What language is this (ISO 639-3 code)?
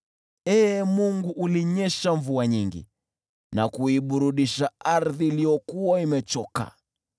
swa